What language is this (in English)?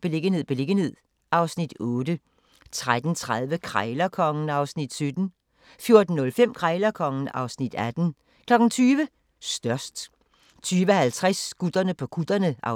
Danish